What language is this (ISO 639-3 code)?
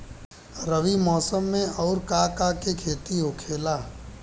bho